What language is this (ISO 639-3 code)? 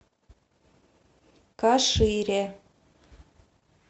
rus